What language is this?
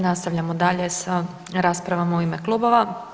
Croatian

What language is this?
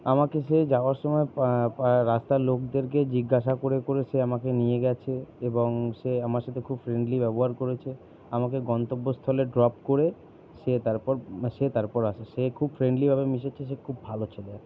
Bangla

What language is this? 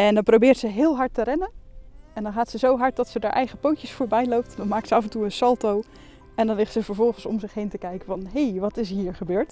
Dutch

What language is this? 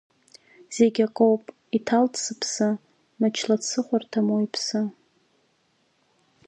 Abkhazian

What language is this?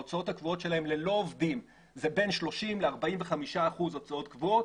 Hebrew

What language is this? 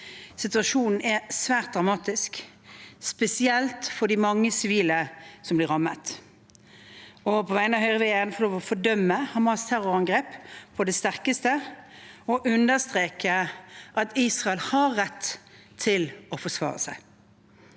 Norwegian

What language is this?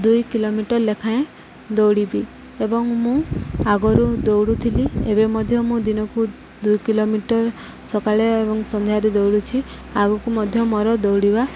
Odia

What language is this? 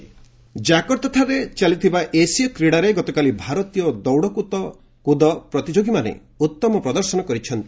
Odia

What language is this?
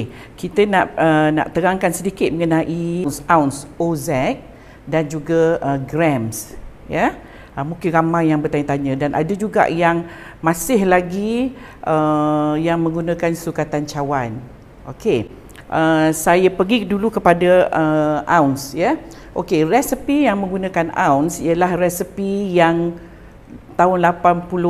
Malay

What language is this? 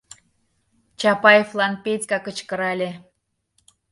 Mari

